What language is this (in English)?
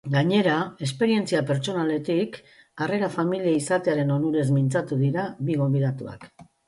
Basque